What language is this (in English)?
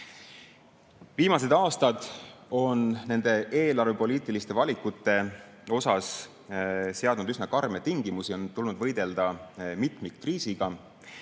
Estonian